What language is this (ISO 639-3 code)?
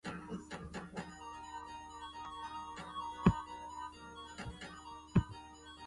zho